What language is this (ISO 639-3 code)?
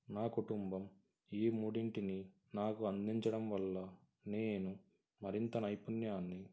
tel